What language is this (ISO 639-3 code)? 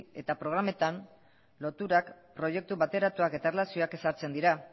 eus